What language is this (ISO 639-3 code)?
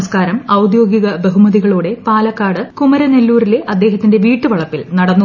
mal